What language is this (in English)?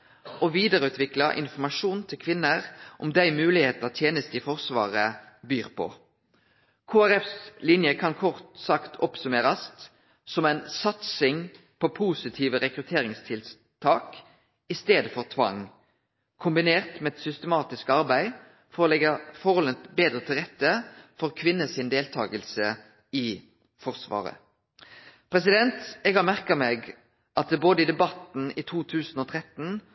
Norwegian Nynorsk